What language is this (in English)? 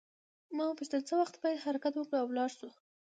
Pashto